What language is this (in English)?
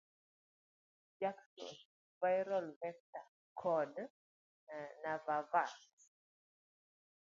Luo (Kenya and Tanzania)